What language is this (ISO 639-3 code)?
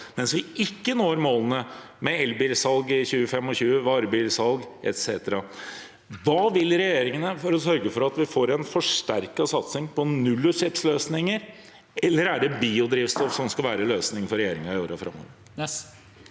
nor